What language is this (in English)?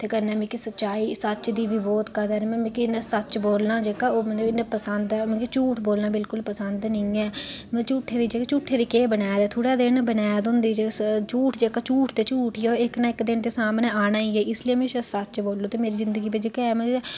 Dogri